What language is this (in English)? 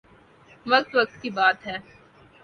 Urdu